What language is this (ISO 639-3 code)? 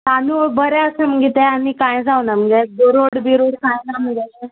kok